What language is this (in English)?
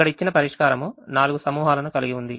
Telugu